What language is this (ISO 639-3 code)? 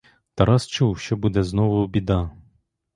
ukr